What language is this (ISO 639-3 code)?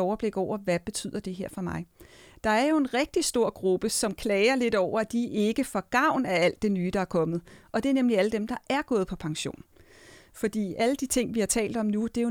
dan